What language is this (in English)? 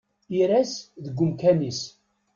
Kabyle